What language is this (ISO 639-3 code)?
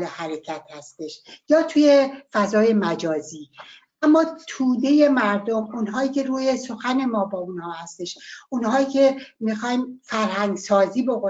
fas